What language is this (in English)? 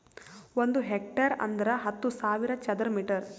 Kannada